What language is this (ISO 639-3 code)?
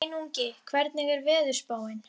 isl